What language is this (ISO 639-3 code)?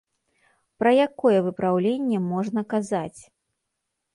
bel